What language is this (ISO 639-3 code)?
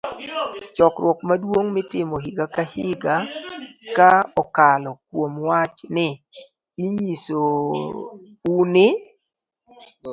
luo